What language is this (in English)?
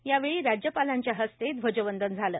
Marathi